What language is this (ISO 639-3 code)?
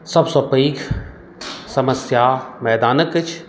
mai